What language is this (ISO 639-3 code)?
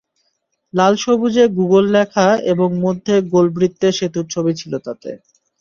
ben